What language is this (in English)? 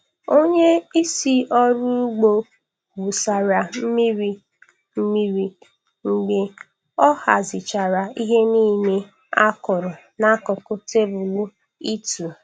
Igbo